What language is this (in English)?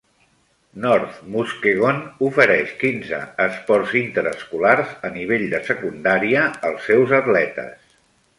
Catalan